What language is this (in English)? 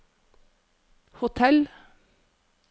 Norwegian